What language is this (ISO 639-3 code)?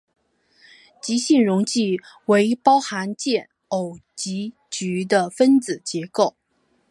zho